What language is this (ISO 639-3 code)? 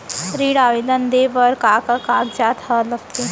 hne